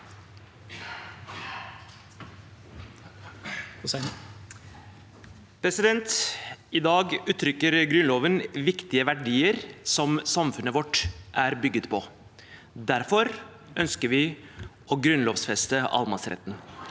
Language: Norwegian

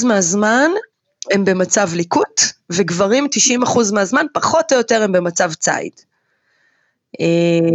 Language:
Hebrew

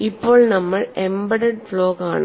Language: Malayalam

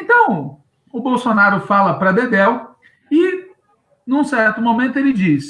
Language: Portuguese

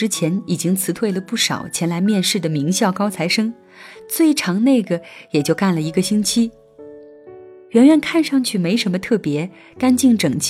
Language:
Chinese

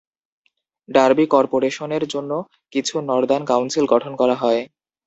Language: Bangla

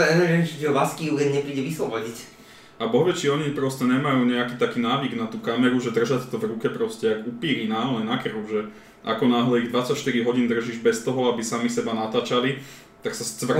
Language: Slovak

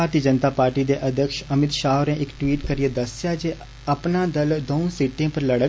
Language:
Dogri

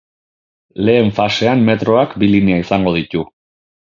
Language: Basque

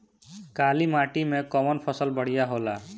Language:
Bhojpuri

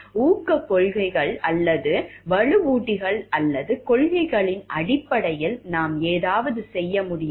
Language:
Tamil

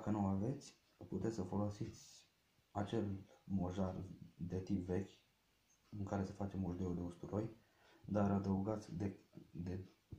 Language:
Romanian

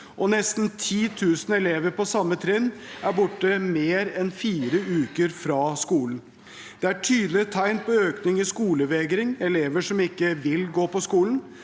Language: Norwegian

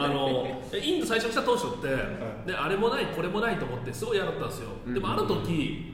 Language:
Japanese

